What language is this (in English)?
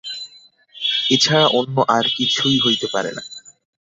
Bangla